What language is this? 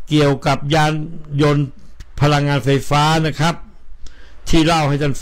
Thai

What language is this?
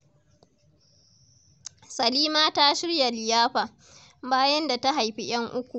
Hausa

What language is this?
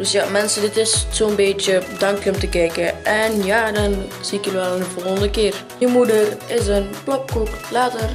Dutch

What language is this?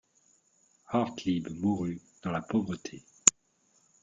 French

